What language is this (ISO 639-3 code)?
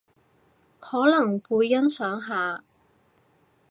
yue